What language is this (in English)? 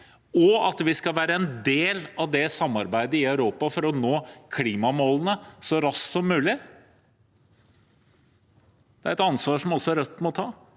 Norwegian